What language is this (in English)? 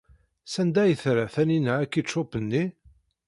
Kabyle